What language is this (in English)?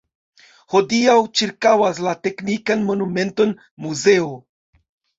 Esperanto